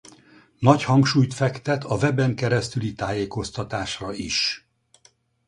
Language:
Hungarian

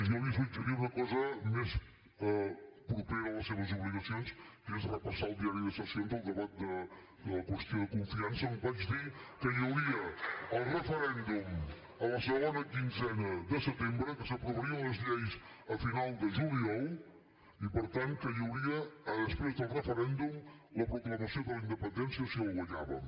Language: Catalan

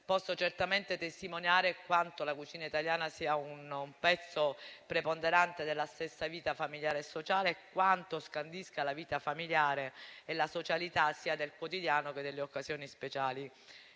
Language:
Italian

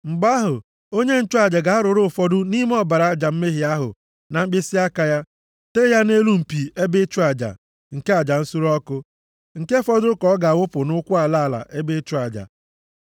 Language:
Igbo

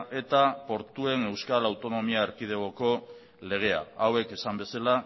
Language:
Basque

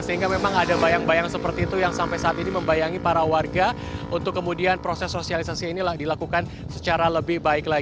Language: Indonesian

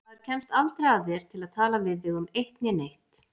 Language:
Icelandic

